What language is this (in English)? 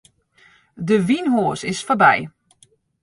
Western Frisian